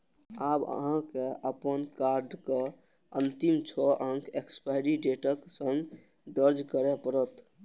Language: Maithili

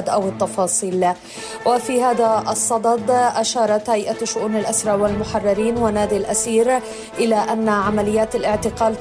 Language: Arabic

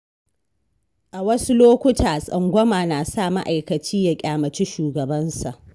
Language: Hausa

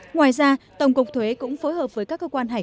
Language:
Vietnamese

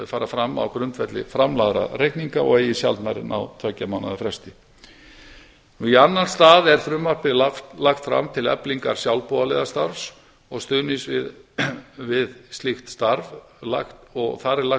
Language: Icelandic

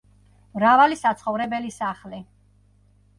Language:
Georgian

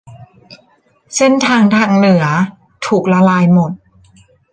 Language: Thai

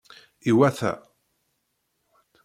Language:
Kabyle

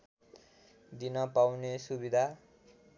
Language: Nepali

